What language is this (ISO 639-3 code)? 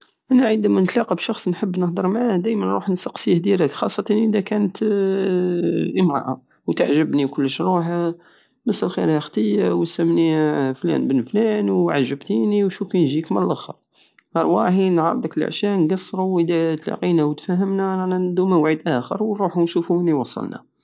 aao